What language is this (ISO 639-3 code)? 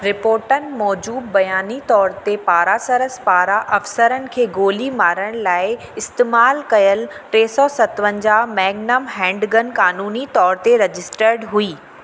snd